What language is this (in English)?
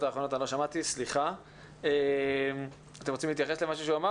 Hebrew